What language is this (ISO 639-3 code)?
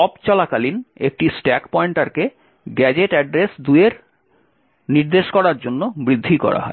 ben